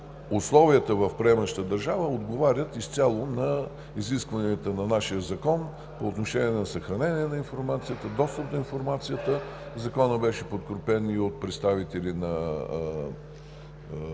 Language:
Bulgarian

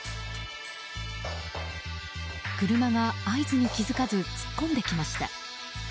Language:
Japanese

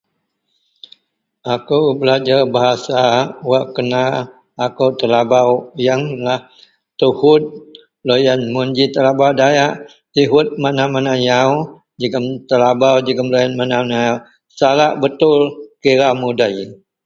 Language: Central Melanau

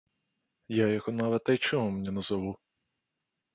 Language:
Belarusian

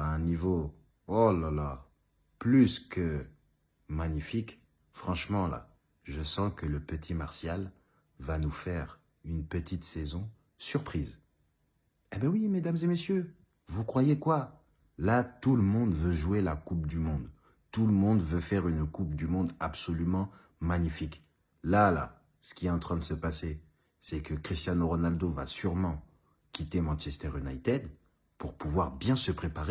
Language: French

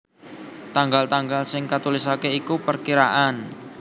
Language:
Javanese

